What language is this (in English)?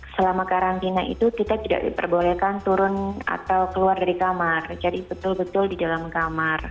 Indonesian